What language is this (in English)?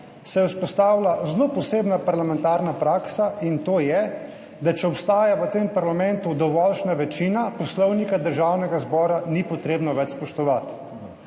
Slovenian